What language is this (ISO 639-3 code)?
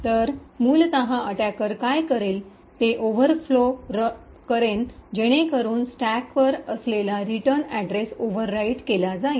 mar